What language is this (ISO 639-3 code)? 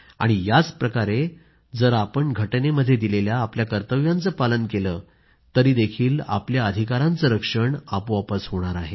mar